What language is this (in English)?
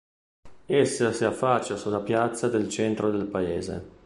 Italian